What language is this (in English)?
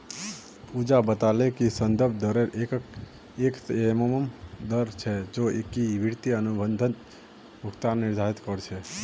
Magahi